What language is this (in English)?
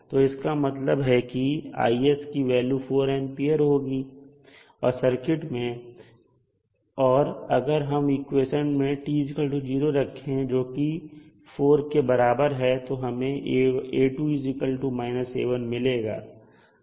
Hindi